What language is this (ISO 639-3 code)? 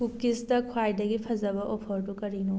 mni